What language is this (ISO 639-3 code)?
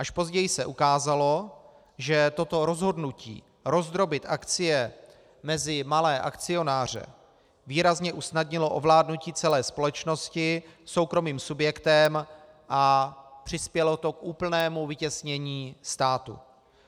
ces